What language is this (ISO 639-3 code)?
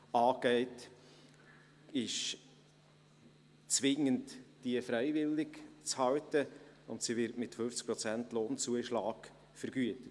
gsw